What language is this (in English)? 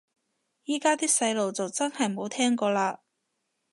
Cantonese